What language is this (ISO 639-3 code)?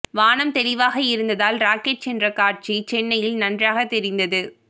tam